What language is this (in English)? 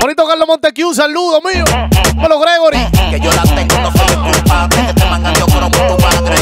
Spanish